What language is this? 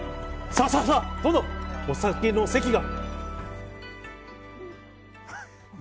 Japanese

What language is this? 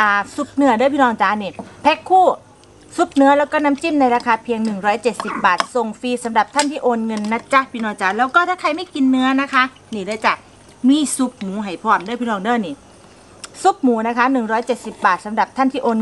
Thai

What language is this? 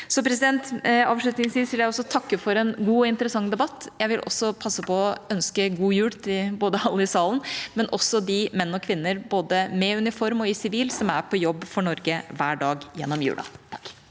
Norwegian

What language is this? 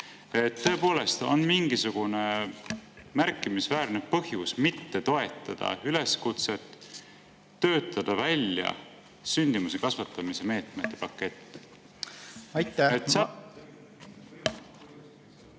Estonian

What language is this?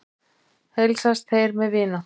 Icelandic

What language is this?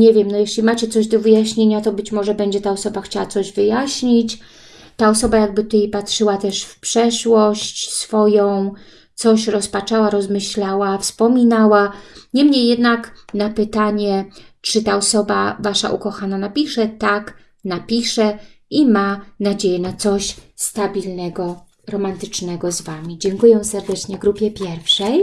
Polish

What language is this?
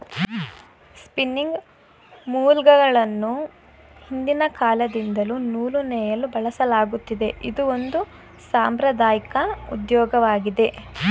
Kannada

